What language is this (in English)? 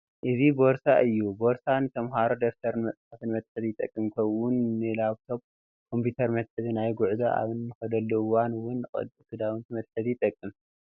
Tigrinya